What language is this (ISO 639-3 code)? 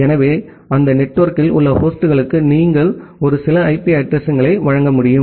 tam